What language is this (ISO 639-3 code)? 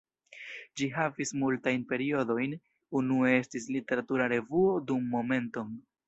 epo